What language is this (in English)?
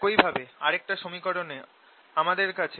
Bangla